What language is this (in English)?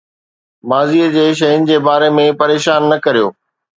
Sindhi